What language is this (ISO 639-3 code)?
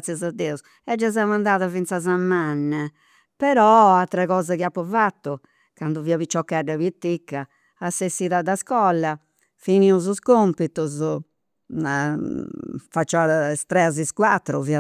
sro